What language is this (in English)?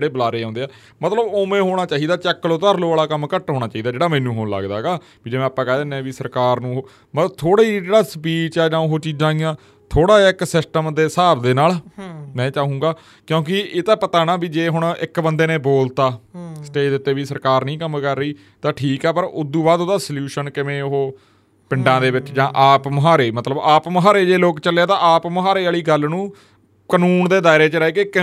Punjabi